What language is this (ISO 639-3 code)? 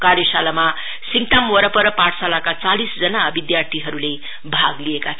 nep